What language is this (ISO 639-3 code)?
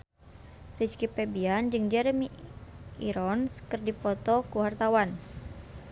sun